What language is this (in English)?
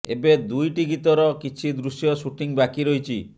Odia